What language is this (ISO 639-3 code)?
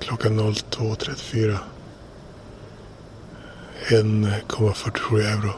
swe